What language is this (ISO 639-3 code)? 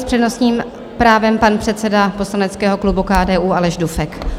ces